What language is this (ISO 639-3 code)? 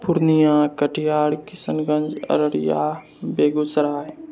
mai